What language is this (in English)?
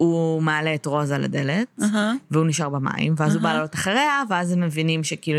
Hebrew